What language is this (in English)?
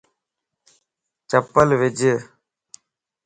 Lasi